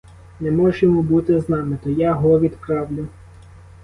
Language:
Ukrainian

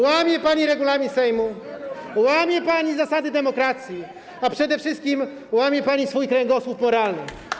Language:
Polish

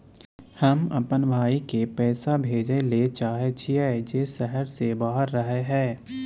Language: Maithili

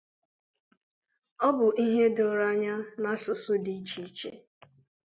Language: Igbo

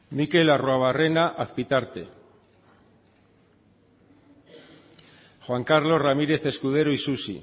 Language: Basque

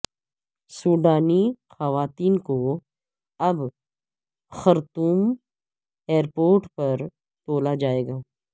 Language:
Urdu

